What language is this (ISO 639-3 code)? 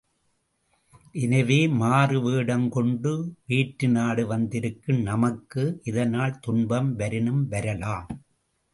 tam